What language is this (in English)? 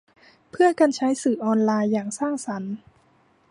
Thai